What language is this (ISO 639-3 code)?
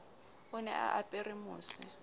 sot